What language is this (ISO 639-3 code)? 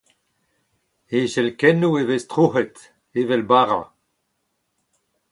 bre